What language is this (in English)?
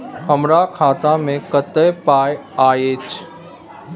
Maithili